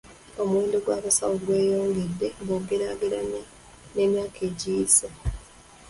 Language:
Ganda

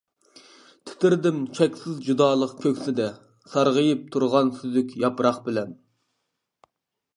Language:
Uyghur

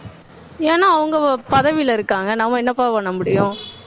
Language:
Tamil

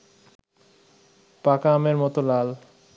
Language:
Bangla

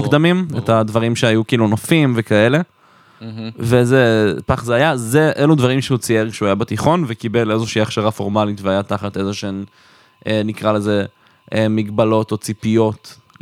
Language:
Hebrew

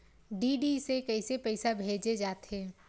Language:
Chhattisgarhi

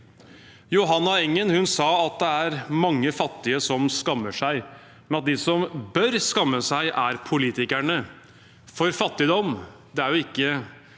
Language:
Norwegian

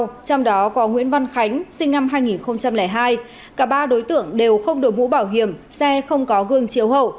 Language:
Vietnamese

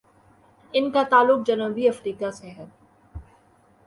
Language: Urdu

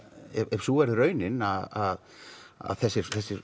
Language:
Icelandic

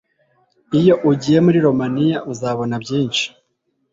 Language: Kinyarwanda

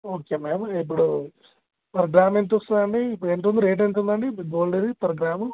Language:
Telugu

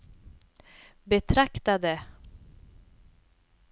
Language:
Swedish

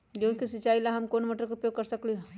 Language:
Magahi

